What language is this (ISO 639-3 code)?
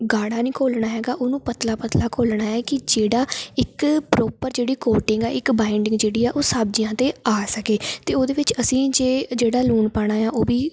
pan